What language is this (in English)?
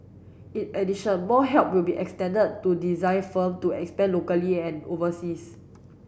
English